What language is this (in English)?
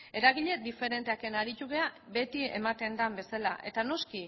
Basque